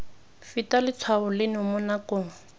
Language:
Tswana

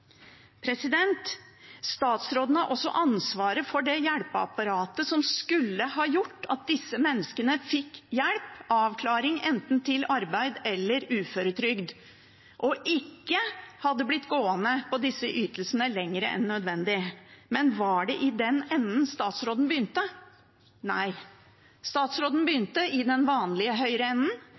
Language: Norwegian Bokmål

